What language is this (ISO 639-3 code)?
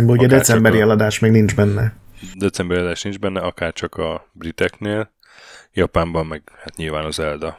hun